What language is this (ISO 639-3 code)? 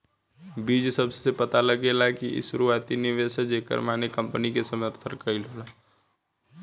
bho